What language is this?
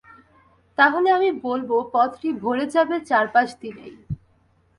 Bangla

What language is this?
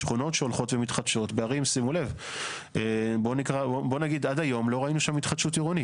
Hebrew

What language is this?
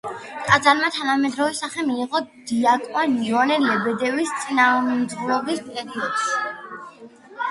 Georgian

